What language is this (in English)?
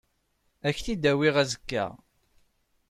Kabyle